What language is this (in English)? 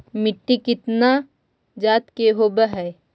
Magahi